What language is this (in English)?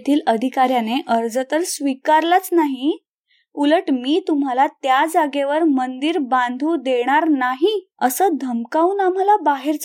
Marathi